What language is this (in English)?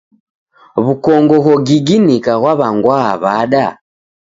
Taita